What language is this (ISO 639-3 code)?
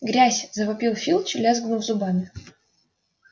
rus